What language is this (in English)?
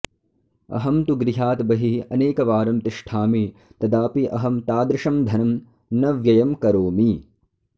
Sanskrit